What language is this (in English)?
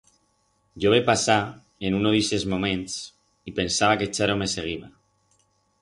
Aragonese